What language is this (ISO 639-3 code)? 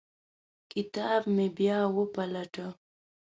pus